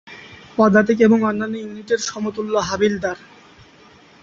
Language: Bangla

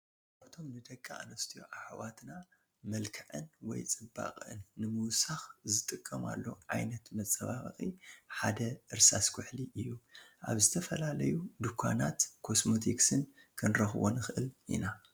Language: Tigrinya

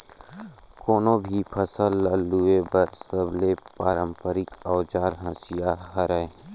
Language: Chhattisgarhi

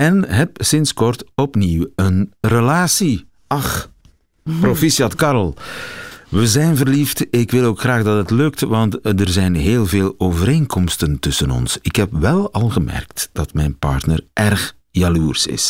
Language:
Dutch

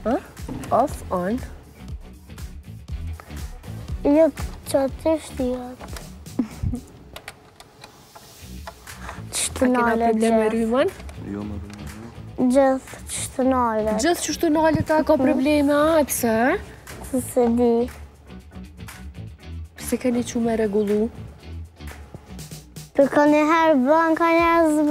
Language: Romanian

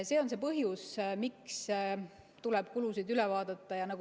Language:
Estonian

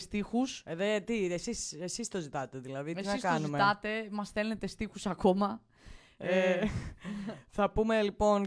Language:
Greek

